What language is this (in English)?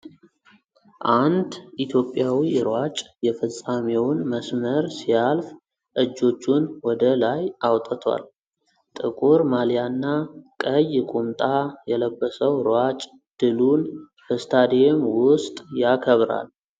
Amharic